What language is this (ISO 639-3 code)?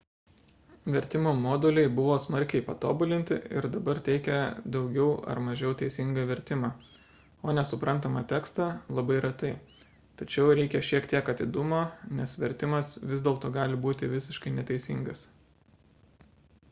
lit